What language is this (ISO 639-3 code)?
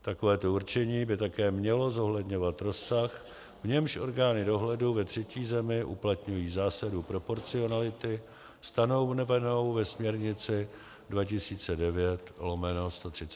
ces